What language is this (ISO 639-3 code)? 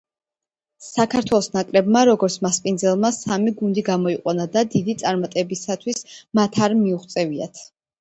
kat